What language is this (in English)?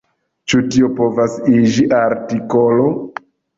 Esperanto